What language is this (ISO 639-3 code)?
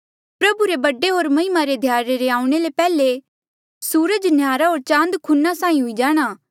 mjl